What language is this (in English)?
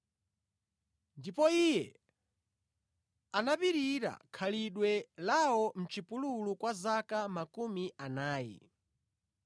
Nyanja